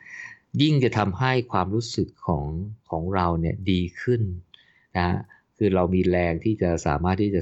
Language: Thai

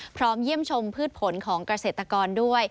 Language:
Thai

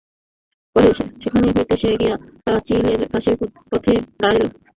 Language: Bangla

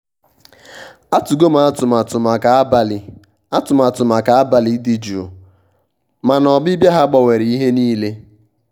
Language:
Igbo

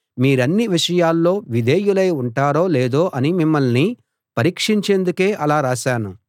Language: Telugu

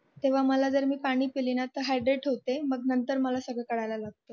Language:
Marathi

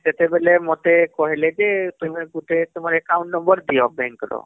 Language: Odia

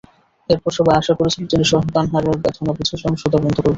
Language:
Bangla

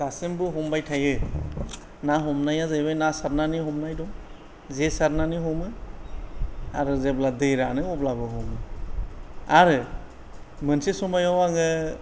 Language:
Bodo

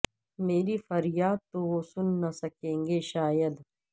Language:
Urdu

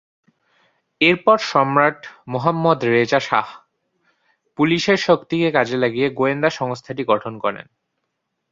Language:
Bangla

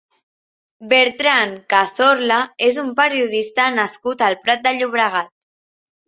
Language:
Catalan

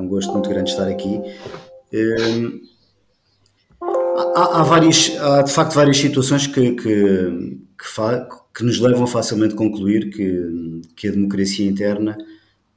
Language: Portuguese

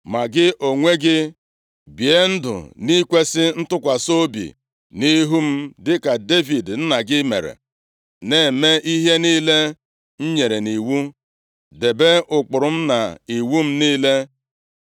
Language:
Igbo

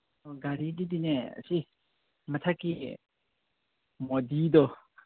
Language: Manipuri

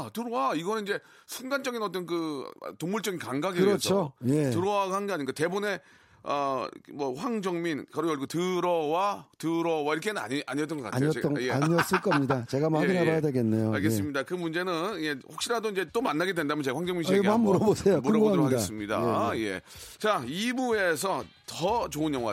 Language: Korean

